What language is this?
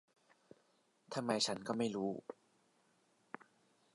Thai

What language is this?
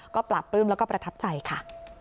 Thai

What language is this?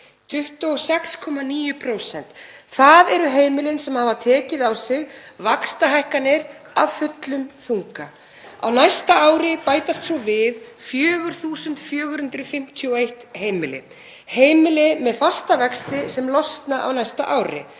Icelandic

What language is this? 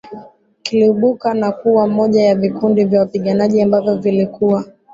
Swahili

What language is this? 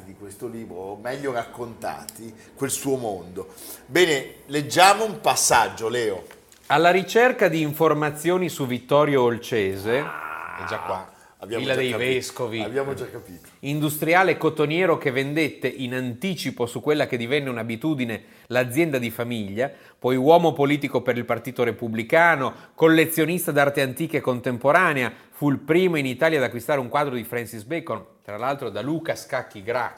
Italian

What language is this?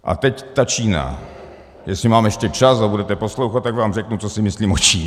Czech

